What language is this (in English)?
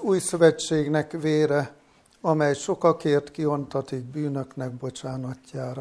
Hungarian